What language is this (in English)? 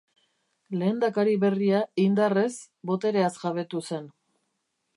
Basque